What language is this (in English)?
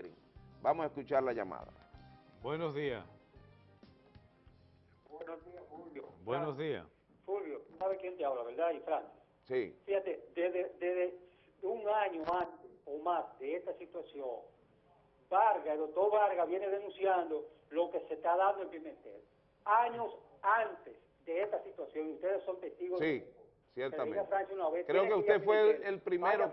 Spanish